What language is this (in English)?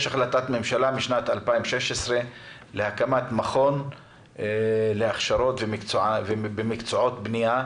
Hebrew